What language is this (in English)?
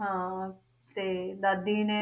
Punjabi